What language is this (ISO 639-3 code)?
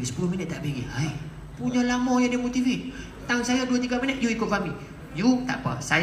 msa